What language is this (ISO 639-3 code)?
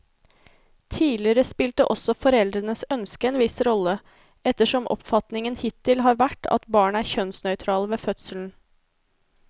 nor